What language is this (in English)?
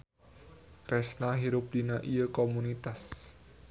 Sundanese